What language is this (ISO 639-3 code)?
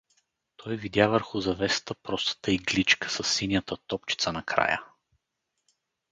bul